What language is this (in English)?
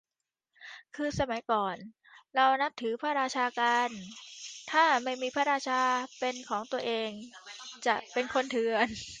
Thai